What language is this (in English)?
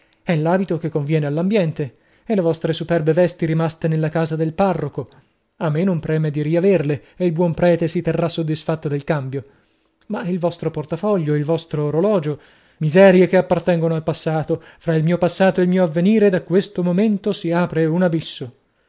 Italian